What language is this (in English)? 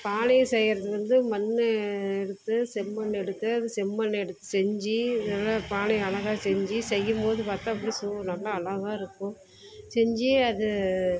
Tamil